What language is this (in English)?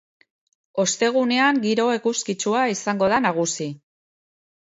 Basque